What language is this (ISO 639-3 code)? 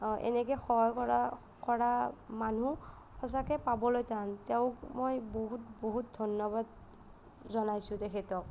asm